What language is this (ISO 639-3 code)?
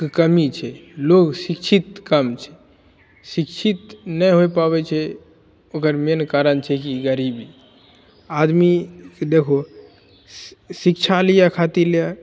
mai